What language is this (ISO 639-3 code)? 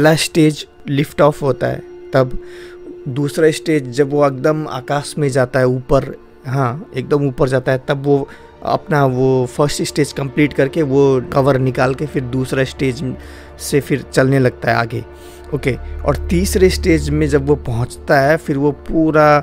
hin